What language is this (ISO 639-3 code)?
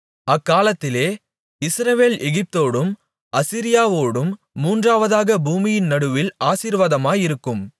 tam